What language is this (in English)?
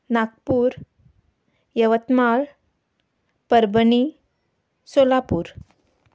Konkani